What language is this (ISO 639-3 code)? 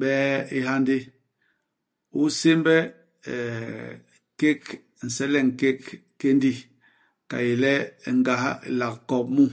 bas